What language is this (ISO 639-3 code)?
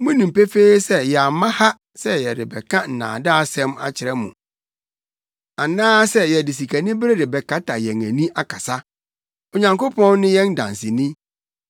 aka